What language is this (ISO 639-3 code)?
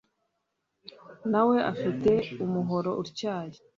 kin